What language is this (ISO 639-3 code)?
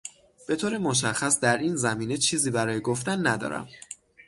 fas